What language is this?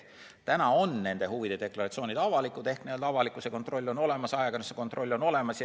Estonian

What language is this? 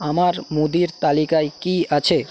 Bangla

